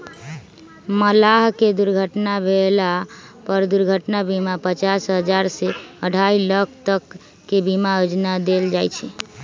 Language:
Magahi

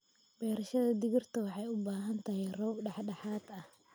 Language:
Somali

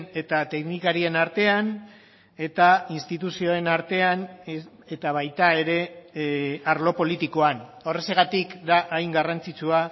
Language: Basque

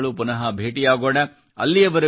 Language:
Kannada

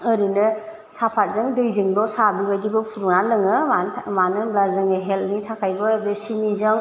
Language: Bodo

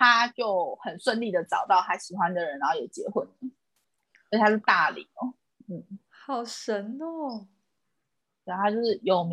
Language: Chinese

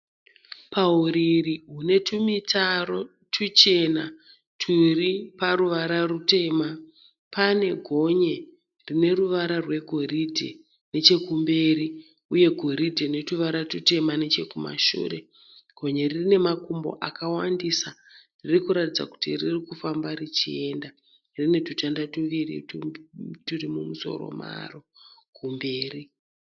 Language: Shona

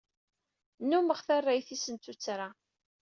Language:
Kabyle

